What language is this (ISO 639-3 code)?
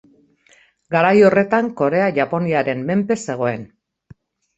eus